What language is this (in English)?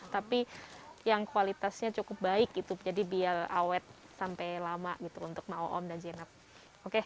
Indonesian